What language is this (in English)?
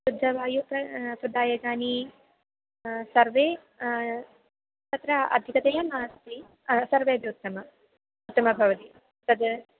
Sanskrit